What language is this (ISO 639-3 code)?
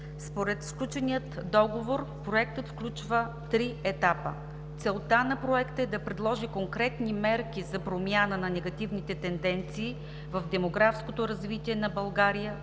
bul